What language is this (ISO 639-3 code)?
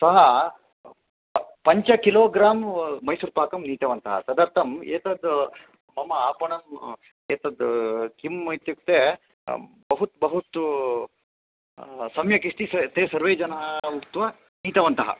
san